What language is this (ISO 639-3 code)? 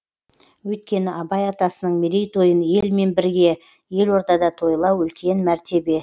kaz